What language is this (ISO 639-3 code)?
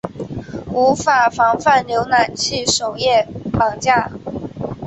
zho